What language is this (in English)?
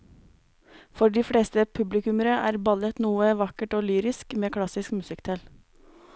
Norwegian